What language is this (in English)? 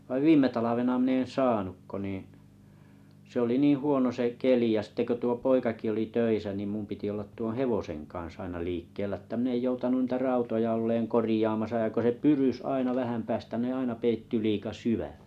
Finnish